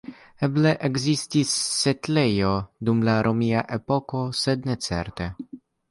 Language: Esperanto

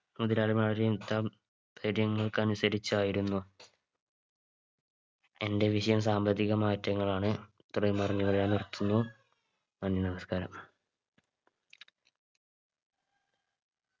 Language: Malayalam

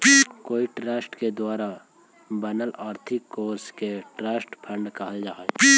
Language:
Magahi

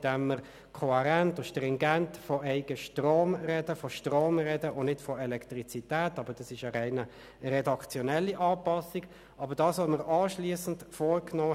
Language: Swiss German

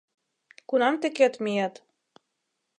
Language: Mari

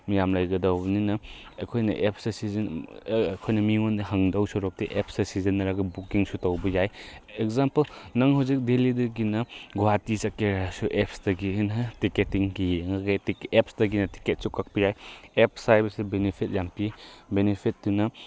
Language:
Manipuri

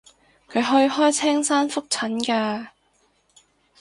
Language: Cantonese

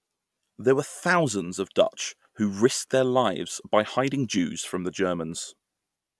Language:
English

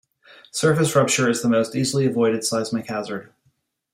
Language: English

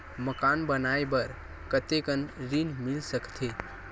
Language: Chhattisgarhi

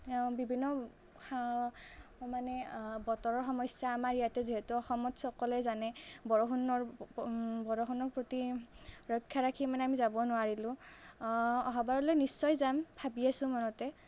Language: Assamese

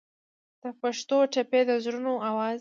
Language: Pashto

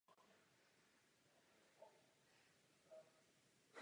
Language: Czech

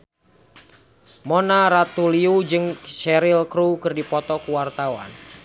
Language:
Sundanese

